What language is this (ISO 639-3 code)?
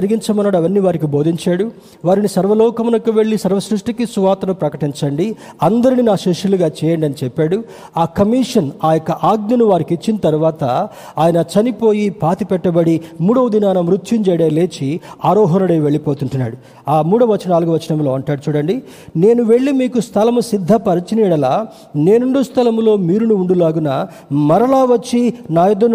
tel